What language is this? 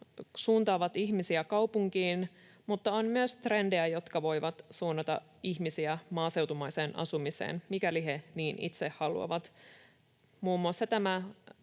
Finnish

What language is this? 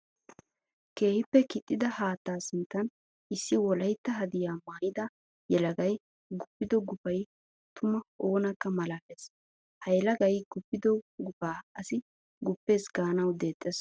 Wolaytta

